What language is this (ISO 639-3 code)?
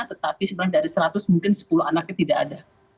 ind